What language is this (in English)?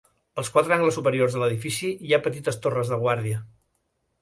Catalan